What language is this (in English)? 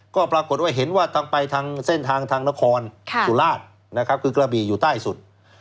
Thai